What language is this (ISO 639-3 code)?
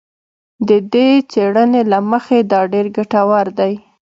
pus